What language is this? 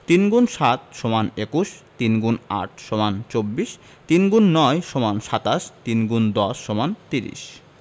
Bangla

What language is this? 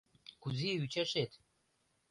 Mari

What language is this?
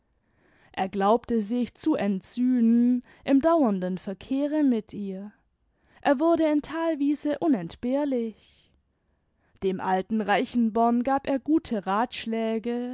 German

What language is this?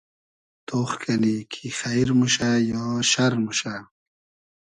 Hazaragi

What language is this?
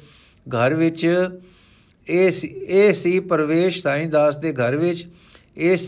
Punjabi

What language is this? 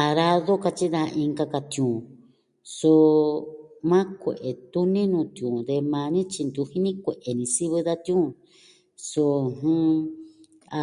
Southwestern Tlaxiaco Mixtec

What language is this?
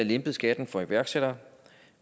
Danish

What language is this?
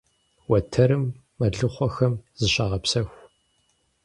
Kabardian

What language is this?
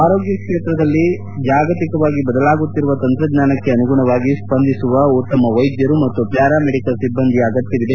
Kannada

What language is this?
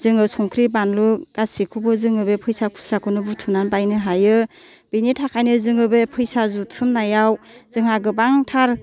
Bodo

